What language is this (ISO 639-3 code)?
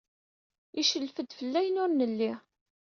kab